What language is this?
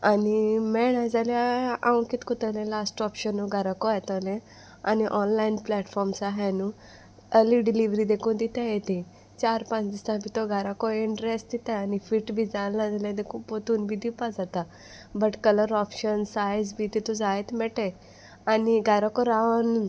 Konkani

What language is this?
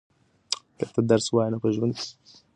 Pashto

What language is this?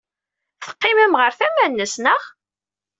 Kabyle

